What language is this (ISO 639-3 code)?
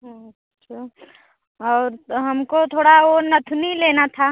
hin